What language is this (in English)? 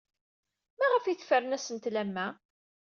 Kabyle